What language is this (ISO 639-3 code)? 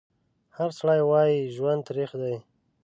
pus